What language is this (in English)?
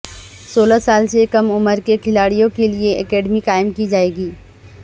Urdu